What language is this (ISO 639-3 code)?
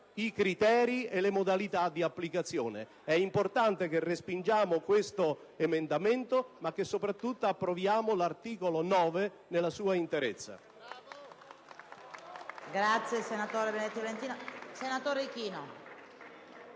ita